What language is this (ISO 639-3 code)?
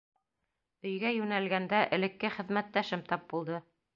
bak